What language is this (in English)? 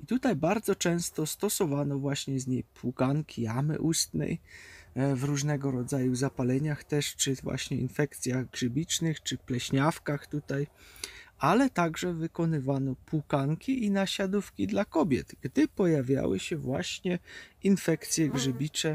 Polish